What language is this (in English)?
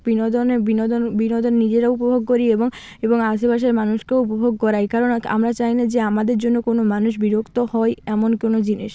Bangla